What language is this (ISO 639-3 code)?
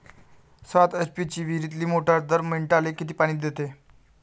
mar